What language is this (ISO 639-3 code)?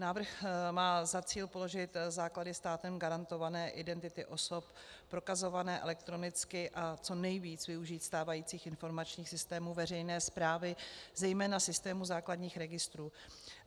ces